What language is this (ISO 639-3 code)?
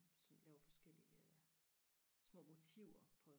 dan